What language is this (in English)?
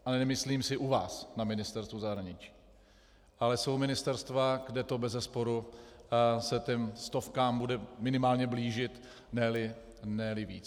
Czech